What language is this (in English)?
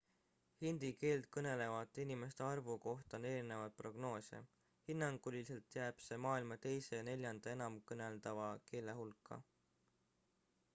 Estonian